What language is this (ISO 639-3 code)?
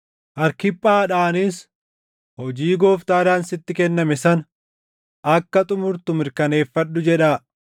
orm